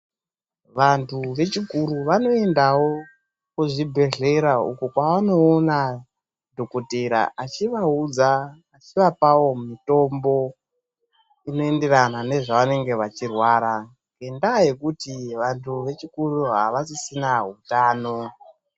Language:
Ndau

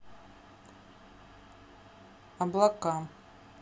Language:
Russian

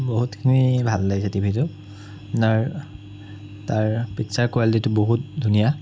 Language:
Assamese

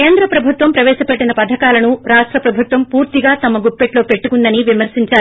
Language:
Telugu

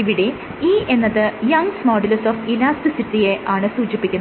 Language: Malayalam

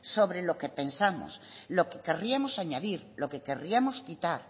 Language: Spanish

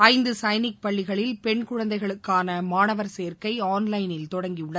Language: Tamil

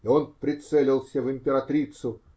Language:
Russian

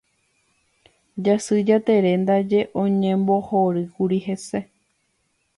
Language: Guarani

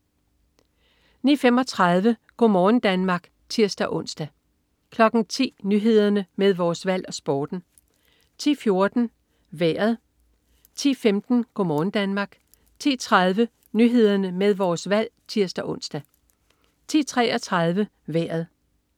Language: Danish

